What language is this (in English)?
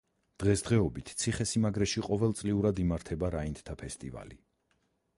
Georgian